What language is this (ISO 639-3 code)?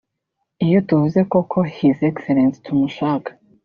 kin